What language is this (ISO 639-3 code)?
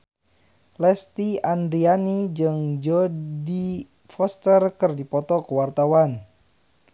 sun